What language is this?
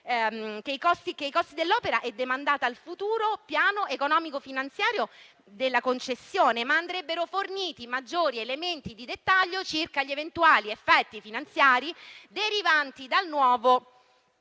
Italian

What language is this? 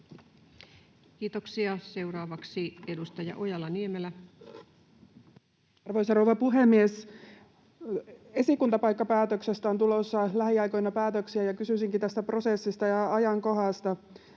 Finnish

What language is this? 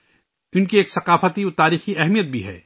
Urdu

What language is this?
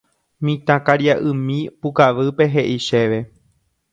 Guarani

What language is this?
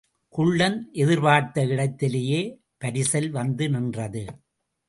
Tamil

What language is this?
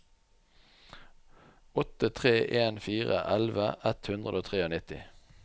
Norwegian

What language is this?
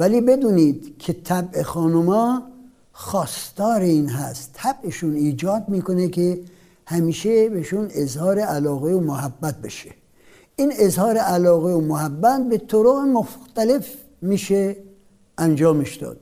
Persian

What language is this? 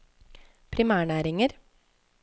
Norwegian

